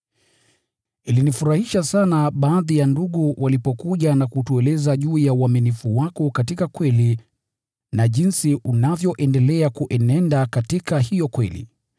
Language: Swahili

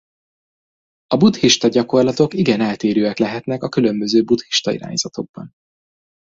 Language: Hungarian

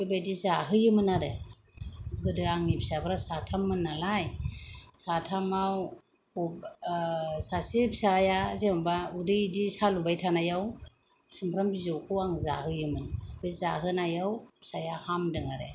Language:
Bodo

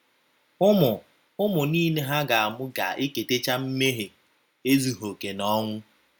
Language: Igbo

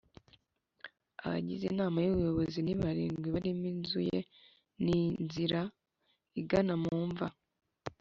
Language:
Kinyarwanda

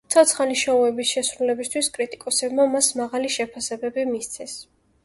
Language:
Georgian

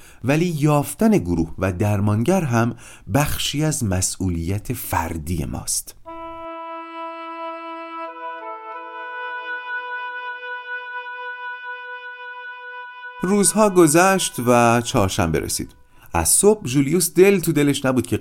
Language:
Persian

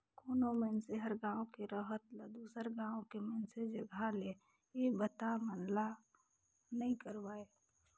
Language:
Chhattisgarhi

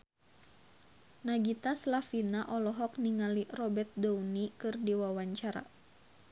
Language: Sundanese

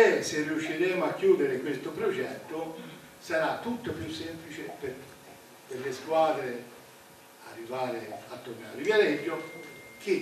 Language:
Italian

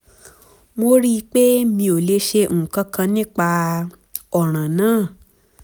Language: Yoruba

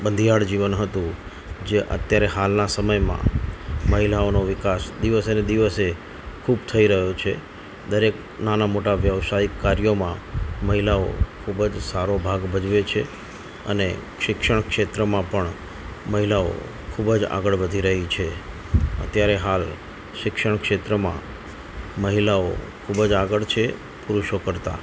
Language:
Gujarati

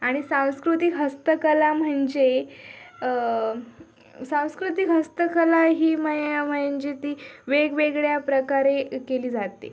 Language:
Marathi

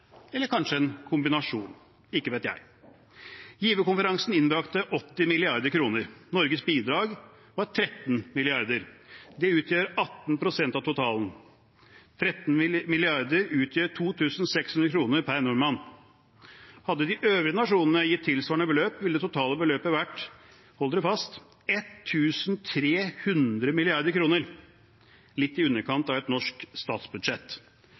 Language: Norwegian Bokmål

